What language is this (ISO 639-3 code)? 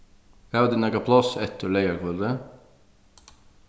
fao